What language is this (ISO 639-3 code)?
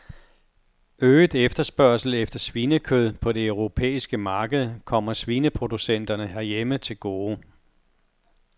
dan